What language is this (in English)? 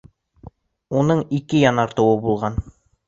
Bashkir